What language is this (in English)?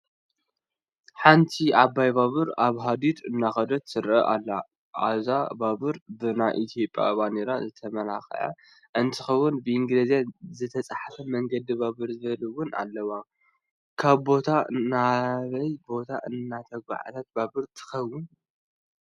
Tigrinya